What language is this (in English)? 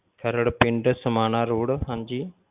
Punjabi